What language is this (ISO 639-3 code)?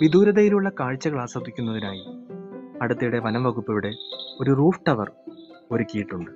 mal